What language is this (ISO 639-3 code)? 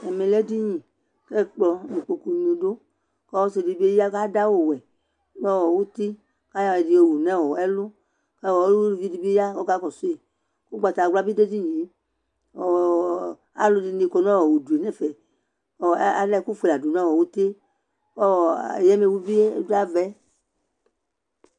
kpo